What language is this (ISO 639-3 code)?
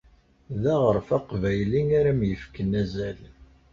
kab